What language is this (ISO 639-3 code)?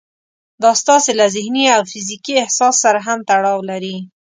pus